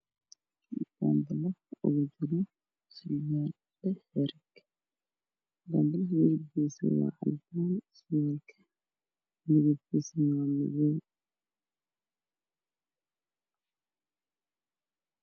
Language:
Somali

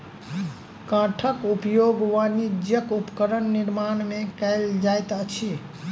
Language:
Maithili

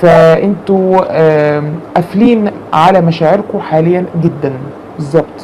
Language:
Arabic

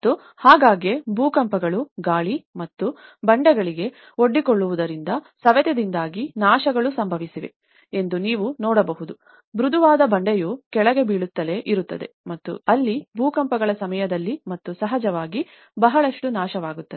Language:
Kannada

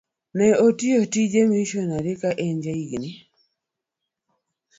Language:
Luo (Kenya and Tanzania)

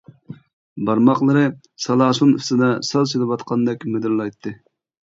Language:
Uyghur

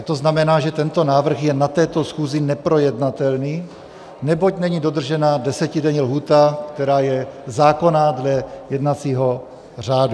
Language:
Czech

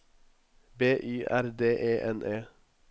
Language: Norwegian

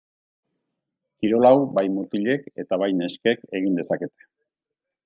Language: Basque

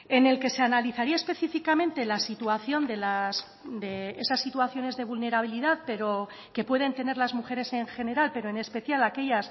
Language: Spanish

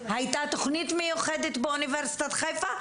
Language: Hebrew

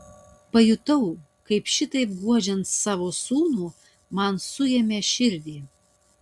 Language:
Lithuanian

